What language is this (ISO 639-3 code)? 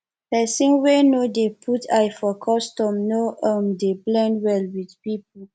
pcm